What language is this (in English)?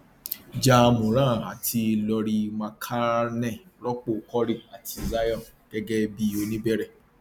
Yoruba